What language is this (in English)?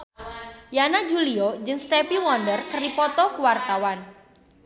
Sundanese